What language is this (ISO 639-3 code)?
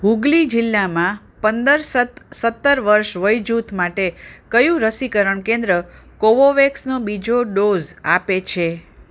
guj